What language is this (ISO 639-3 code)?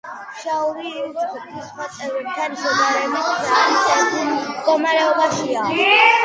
kat